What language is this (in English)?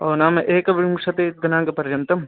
Sanskrit